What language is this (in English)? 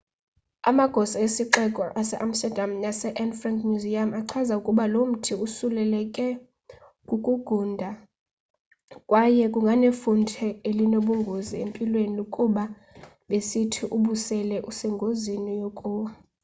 Xhosa